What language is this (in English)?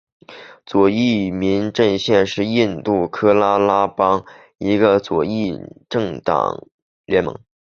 Chinese